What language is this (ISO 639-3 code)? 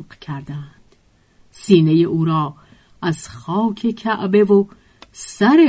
fas